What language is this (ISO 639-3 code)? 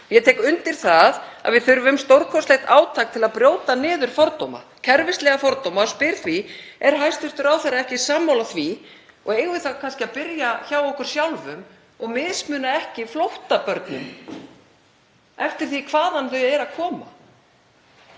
isl